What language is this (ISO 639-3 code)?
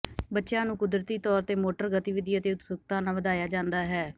pan